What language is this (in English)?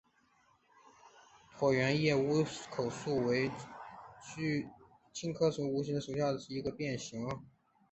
Chinese